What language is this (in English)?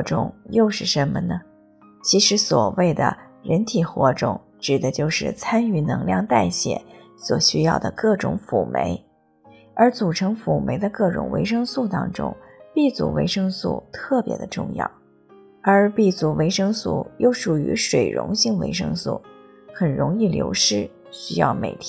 Chinese